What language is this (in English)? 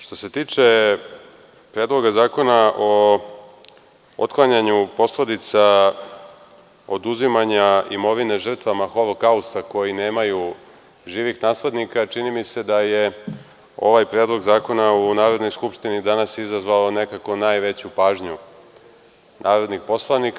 Serbian